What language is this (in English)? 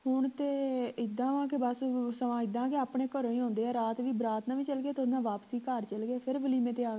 Punjabi